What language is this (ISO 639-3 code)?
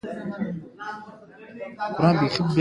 pus